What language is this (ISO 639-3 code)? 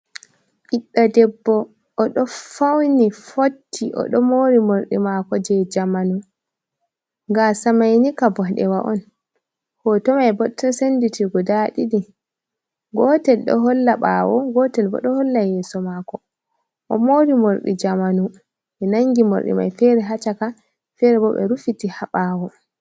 ful